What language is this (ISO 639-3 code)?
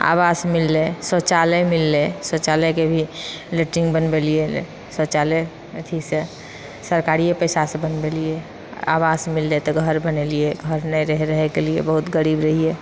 mai